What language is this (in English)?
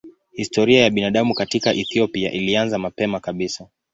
Swahili